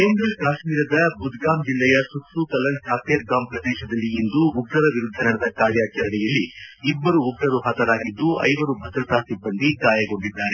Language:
Kannada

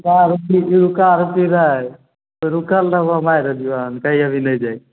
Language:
Maithili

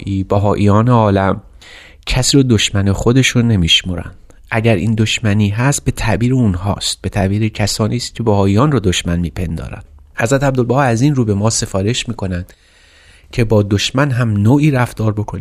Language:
Persian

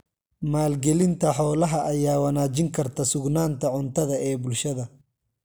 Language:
Somali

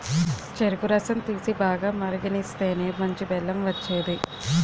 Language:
Telugu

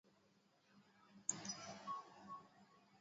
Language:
Swahili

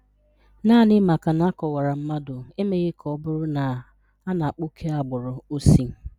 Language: Igbo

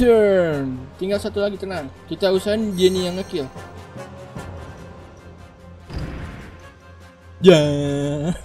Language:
Indonesian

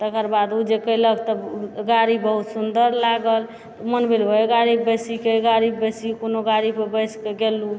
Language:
Maithili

